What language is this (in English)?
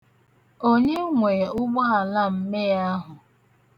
Igbo